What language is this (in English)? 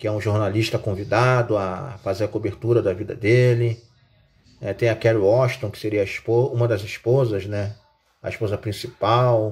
Portuguese